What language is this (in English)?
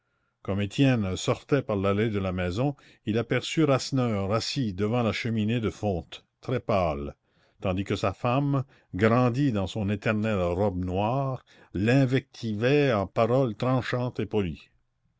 French